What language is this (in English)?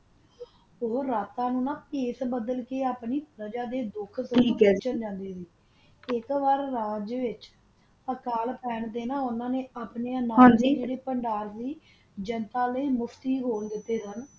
Punjabi